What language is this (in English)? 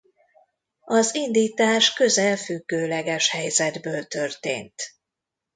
Hungarian